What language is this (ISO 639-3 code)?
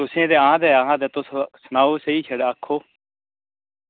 doi